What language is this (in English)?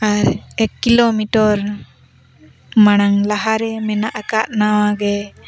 Santali